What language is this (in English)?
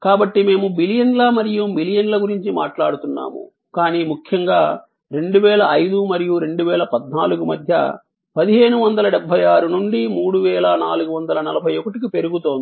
Telugu